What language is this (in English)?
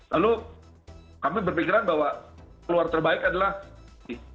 Indonesian